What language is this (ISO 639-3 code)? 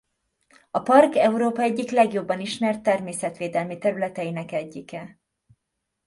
hun